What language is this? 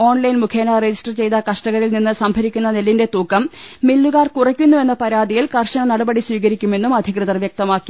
Malayalam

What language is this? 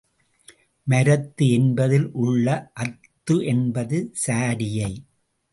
Tamil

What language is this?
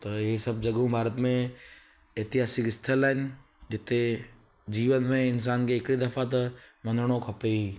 Sindhi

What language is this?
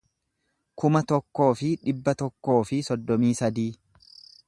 Oromo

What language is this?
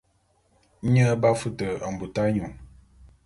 Bulu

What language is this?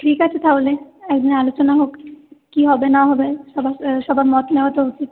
Bangla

